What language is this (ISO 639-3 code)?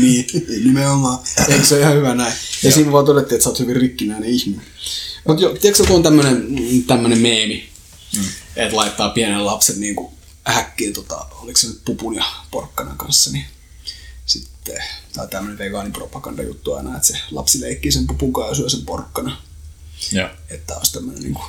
fin